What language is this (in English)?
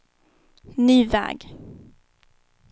Swedish